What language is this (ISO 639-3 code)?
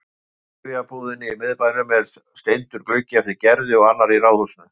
isl